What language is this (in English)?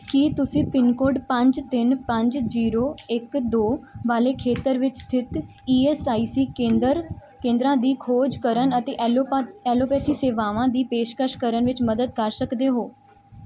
Punjabi